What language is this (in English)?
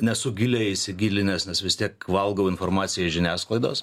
Lithuanian